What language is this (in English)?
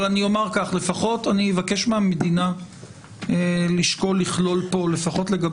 Hebrew